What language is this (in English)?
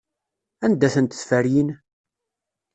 Kabyle